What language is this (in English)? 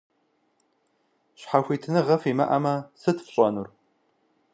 Kabardian